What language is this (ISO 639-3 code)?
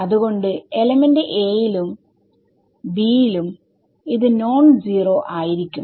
mal